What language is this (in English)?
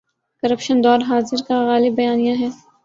Urdu